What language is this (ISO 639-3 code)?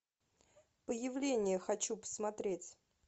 rus